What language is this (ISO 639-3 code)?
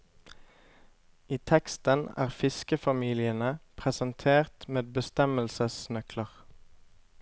nor